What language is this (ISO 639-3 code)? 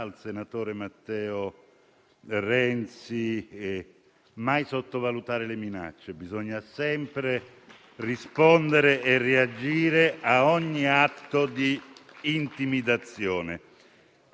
ita